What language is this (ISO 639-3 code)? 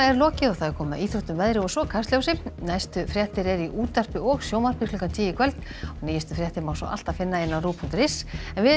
isl